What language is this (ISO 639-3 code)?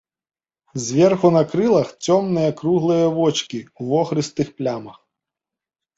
bel